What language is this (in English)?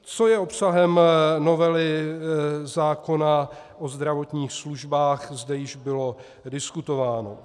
Czech